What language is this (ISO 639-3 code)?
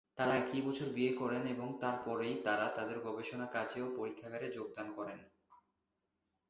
ben